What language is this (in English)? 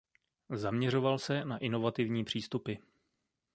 Czech